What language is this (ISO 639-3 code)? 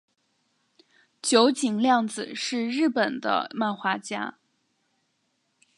zho